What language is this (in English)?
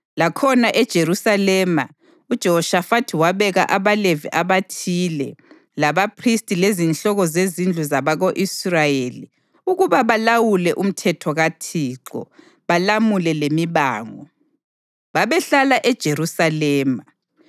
North Ndebele